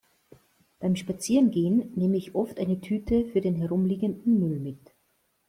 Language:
German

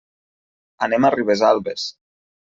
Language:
Catalan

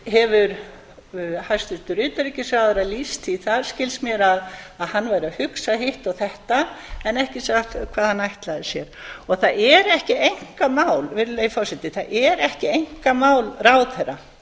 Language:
Icelandic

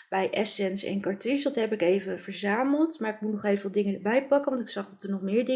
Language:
Dutch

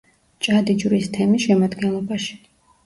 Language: Georgian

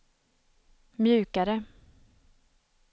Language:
Swedish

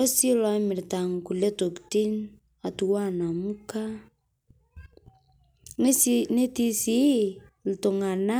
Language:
Masai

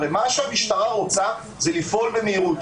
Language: Hebrew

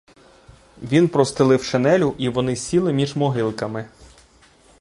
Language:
Ukrainian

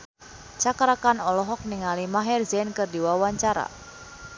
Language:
Sundanese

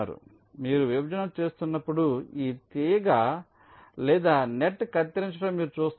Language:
Telugu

